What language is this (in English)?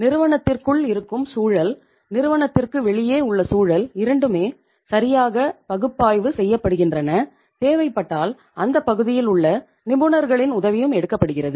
Tamil